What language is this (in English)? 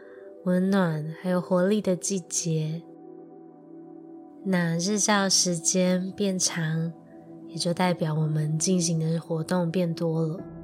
Chinese